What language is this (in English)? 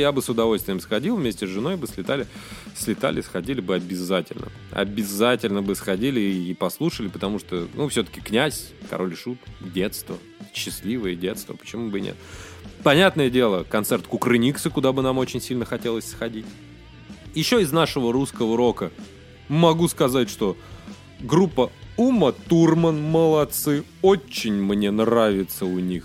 Russian